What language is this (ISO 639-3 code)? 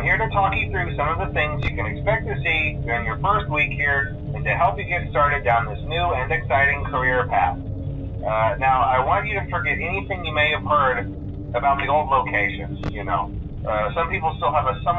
spa